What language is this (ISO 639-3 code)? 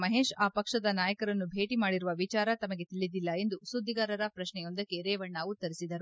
kan